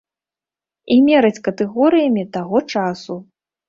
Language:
Belarusian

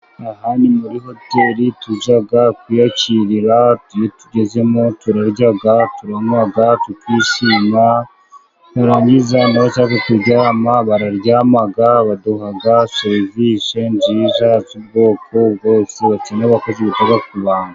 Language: Kinyarwanda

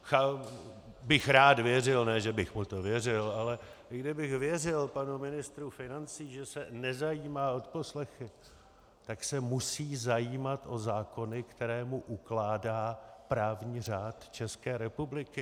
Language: Czech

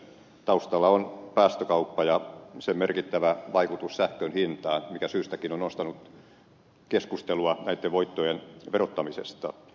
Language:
Finnish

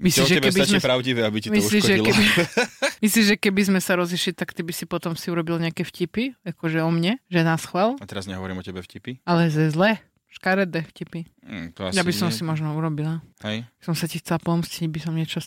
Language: Slovak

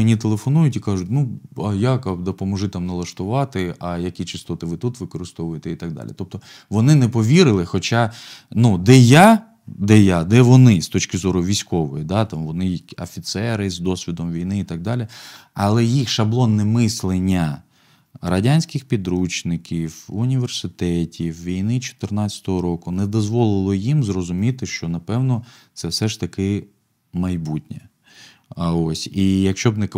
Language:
Ukrainian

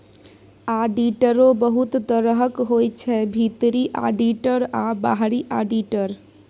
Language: Maithili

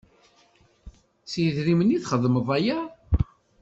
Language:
Kabyle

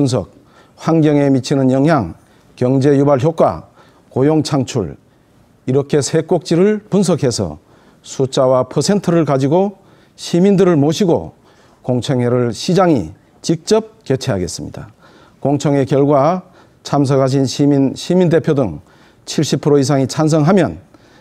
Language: Korean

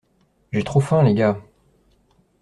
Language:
French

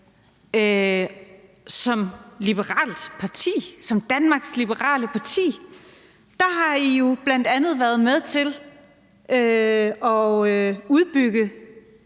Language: Danish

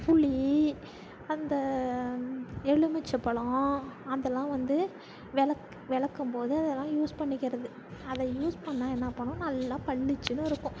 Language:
Tamil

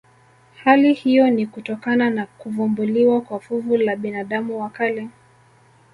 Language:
Swahili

